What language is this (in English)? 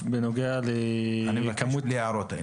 Hebrew